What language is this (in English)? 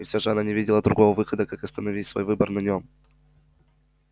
Russian